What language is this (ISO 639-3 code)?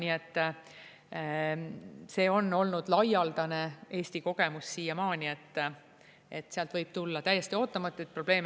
est